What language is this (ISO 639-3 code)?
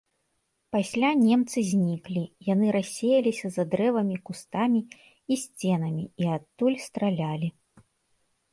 bel